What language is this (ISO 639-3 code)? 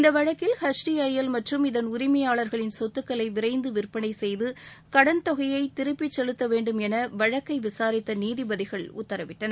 tam